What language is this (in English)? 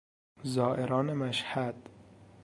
Persian